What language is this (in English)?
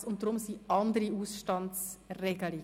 Swiss German